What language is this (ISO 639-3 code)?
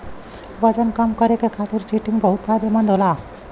bho